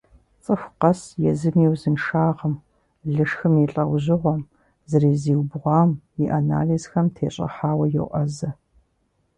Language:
Kabardian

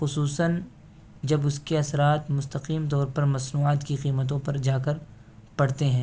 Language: Urdu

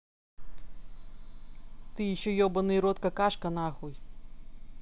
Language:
Russian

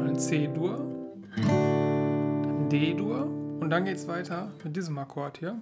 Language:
German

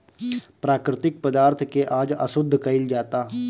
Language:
Bhojpuri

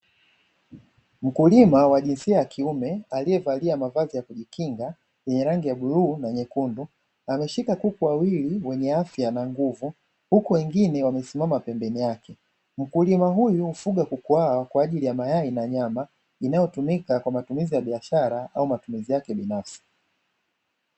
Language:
Swahili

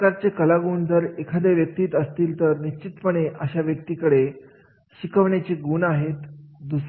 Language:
Marathi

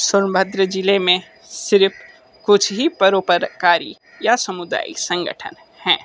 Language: Hindi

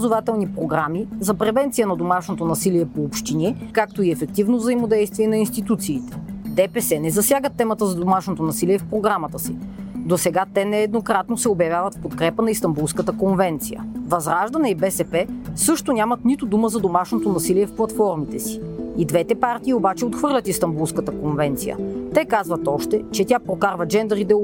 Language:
Bulgarian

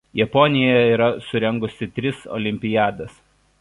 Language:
Lithuanian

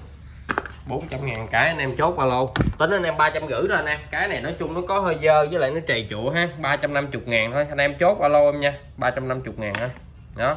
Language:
Vietnamese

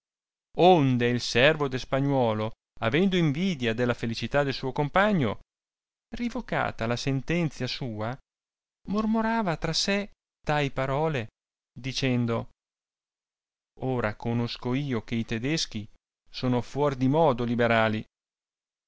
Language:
Italian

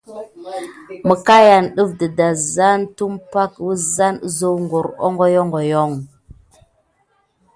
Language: Gidar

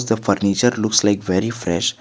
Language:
English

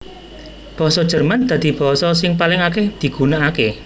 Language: Javanese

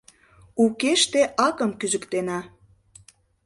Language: Mari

